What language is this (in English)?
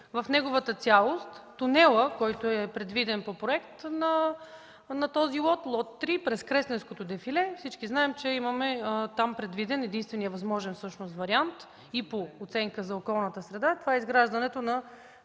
Bulgarian